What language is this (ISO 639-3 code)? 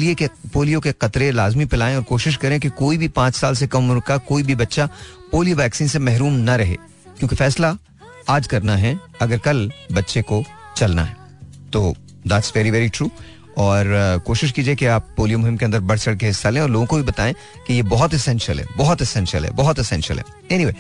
hin